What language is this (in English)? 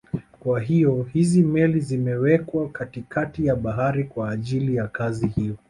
Swahili